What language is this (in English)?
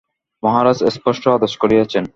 Bangla